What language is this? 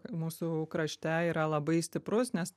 Lithuanian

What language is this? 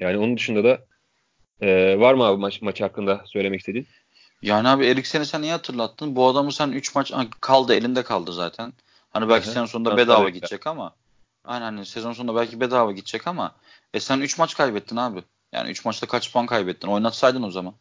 Turkish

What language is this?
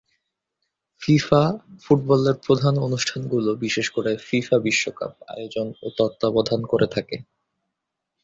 Bangla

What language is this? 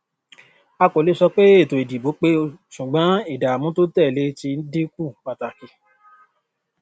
Yoruba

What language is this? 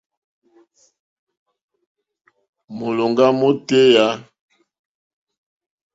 Mokpwe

